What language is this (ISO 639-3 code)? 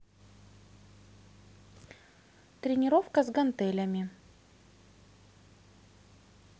rus